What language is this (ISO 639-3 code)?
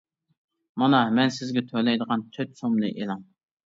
uig